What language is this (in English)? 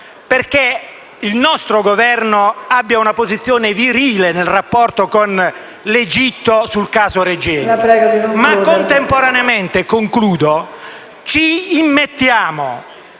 Italian